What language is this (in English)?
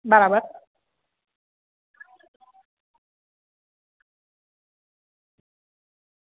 Gujarati